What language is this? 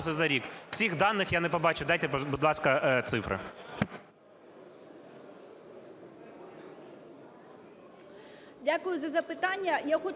Ukrainian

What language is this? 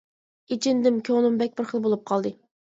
Uyghur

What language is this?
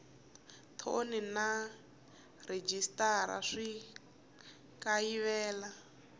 Tsonga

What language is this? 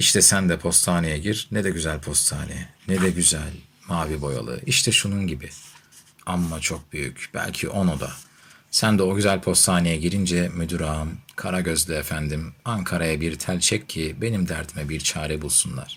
Turkish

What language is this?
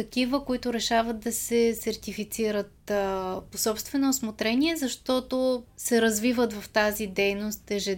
Bulgarian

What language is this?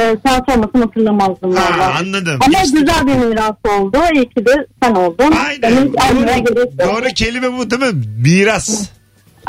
Turkish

